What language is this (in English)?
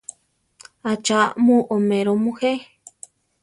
Central Tarahumara